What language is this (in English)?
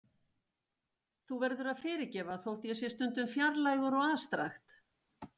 Icelandic